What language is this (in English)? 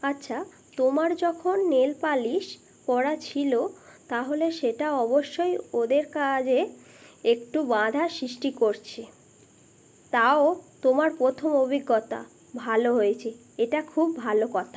Bangla